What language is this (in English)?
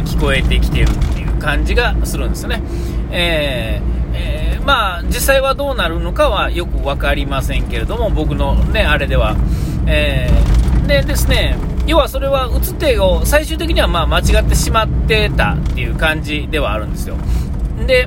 Japanese